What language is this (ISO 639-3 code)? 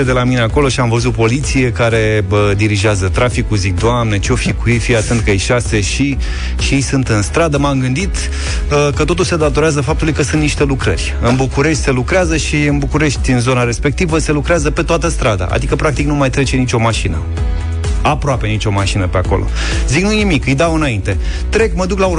ron